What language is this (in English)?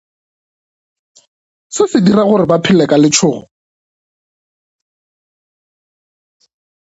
Northern Sotho